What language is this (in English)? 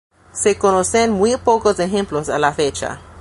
Spanish